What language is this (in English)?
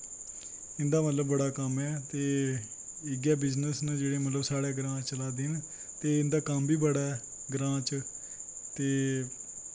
Dogri